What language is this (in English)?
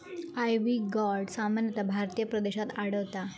Marathi